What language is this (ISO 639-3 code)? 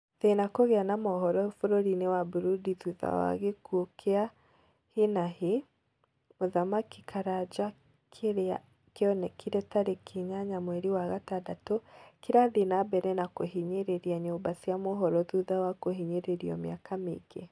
kik